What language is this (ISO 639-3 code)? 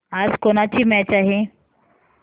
mar